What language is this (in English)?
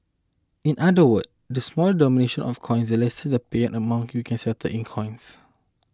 English